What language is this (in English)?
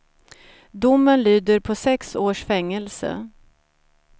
Swedish